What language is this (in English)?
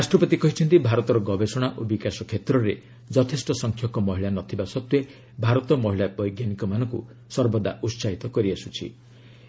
Odia